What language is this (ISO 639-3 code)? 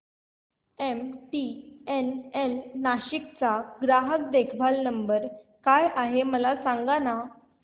mar